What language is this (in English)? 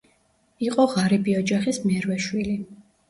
Georgian